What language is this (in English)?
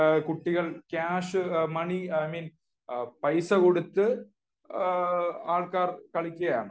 Malayalam